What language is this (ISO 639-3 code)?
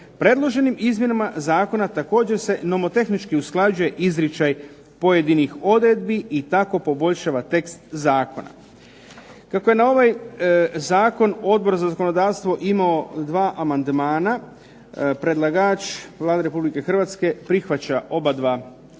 hrv